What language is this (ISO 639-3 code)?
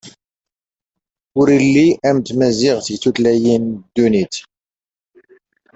fra